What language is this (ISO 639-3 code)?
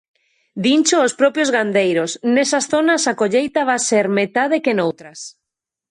glg